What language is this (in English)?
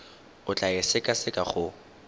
Tswana